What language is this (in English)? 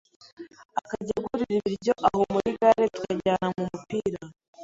Kinyarwanda